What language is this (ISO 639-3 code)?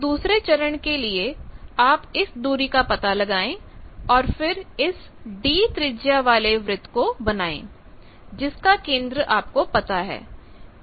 hin